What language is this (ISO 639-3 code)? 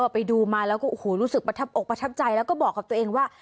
tha